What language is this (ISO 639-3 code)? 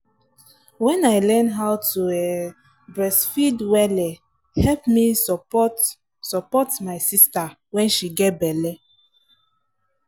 pcm